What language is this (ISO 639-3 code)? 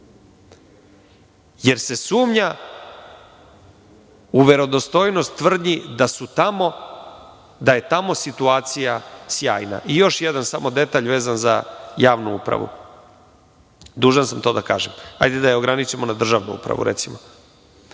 srp